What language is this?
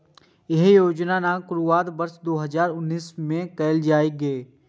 Maithili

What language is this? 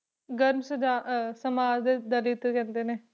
Punjabi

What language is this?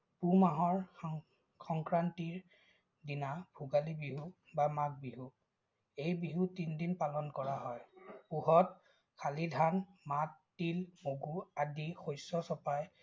Assamese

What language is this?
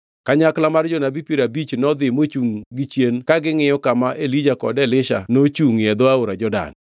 Luo (Kenya and Tanzania)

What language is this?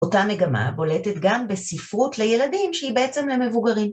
Hebrew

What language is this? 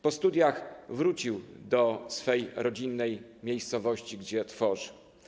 Polish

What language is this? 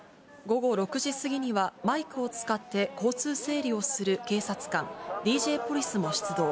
Japanese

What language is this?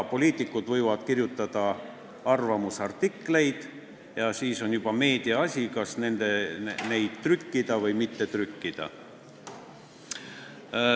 Estonian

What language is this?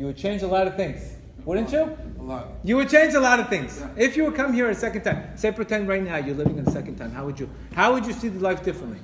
English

